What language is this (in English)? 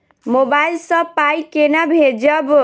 Maithili